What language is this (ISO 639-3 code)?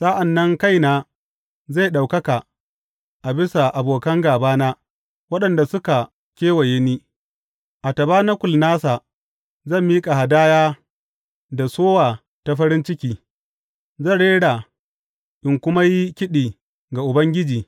hau